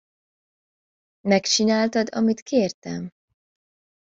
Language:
Hungarian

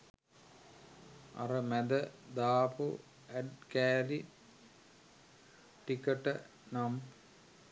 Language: Sinhala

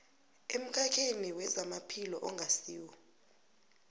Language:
South Ndebele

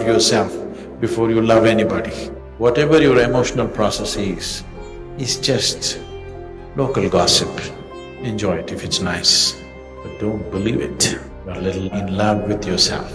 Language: English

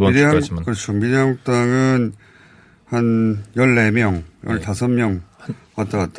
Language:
Korean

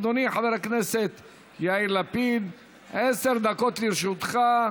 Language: Hebrew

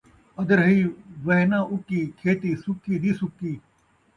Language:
Saraiki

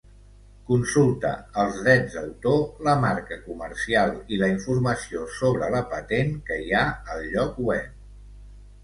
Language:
Catalan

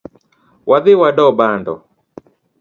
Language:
Luo (Kenya and Tanzania)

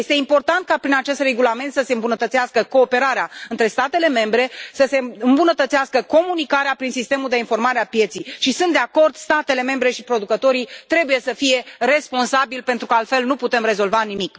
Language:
Romanian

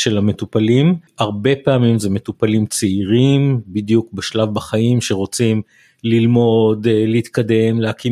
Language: Hebrew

